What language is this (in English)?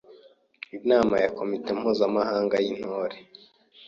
Kinyarwanda